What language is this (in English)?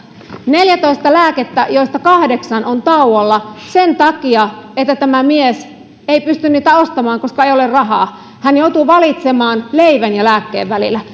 Finnish